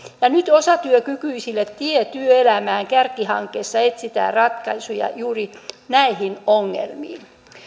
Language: Finnish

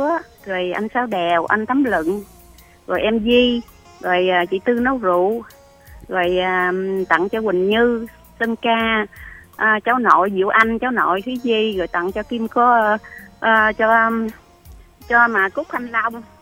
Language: Vietnamese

